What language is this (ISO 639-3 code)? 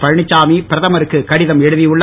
tam